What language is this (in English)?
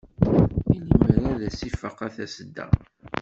Kabyle